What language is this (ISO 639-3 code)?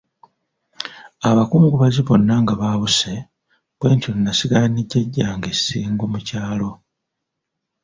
lug